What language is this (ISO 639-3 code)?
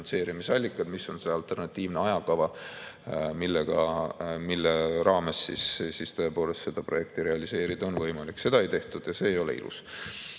est